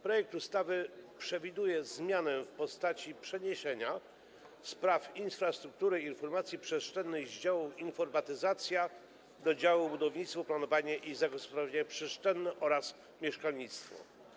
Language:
Polish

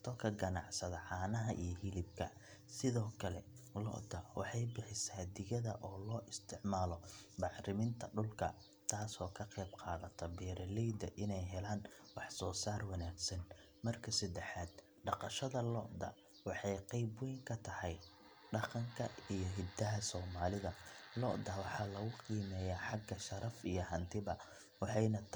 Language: Somali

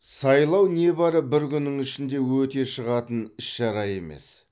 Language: Kazakh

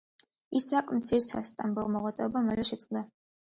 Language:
Georgian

